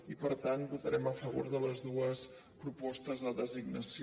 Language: Catalan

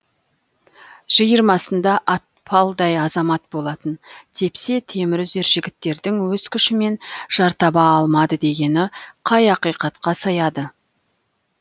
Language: Kazakh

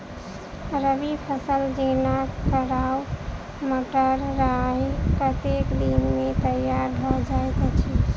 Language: Maithili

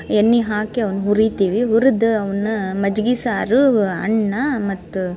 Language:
Kannada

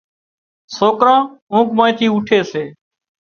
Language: Wadiyara Koli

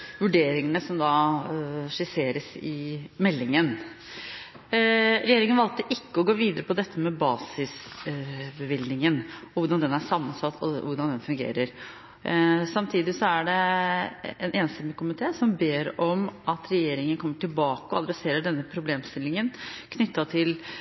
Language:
Norwegian Bokmål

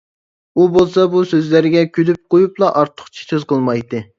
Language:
Uyghur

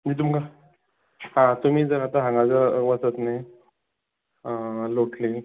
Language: Konkani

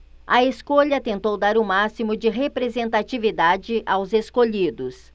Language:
Portuguese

